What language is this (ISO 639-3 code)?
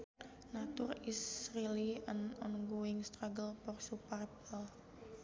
sun